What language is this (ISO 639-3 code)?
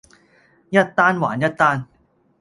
yue